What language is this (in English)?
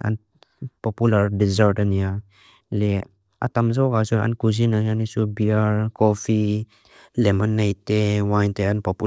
Mizo